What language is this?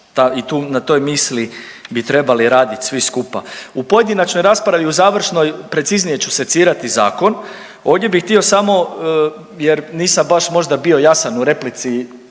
Croatian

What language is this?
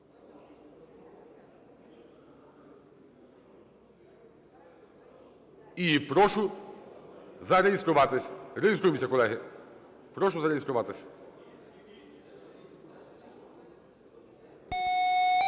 Ukrainian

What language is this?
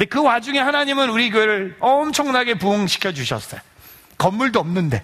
Korean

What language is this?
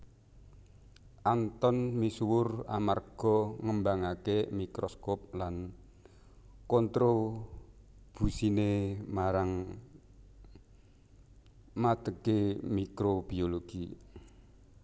Javanese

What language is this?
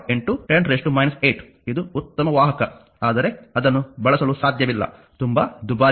Kannada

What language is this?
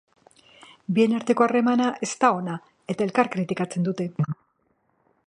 Basque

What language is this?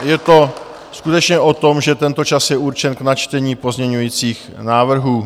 Czech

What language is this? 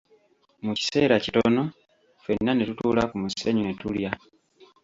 Ganda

